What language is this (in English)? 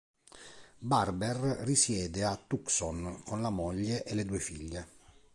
Italian